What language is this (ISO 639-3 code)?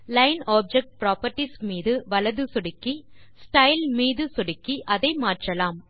tam